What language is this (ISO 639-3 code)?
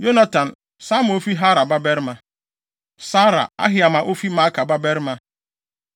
aka